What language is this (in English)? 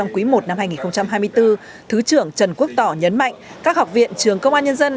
Vietnamese